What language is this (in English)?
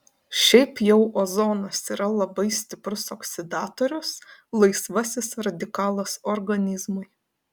Lithuanian